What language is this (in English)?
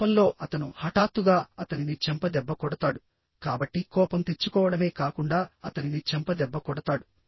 Telugu